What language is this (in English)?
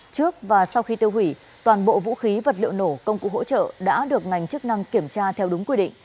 Vietnamese